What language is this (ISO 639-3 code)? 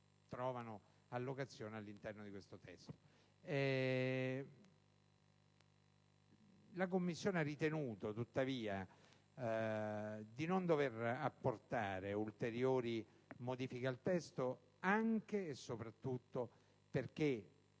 ita